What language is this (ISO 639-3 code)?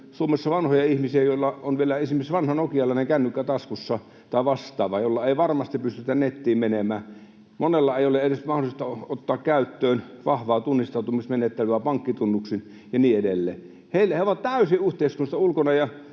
fin